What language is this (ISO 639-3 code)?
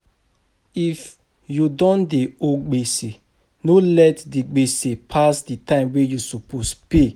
pcm